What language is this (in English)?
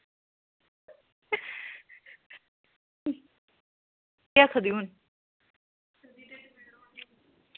Dogri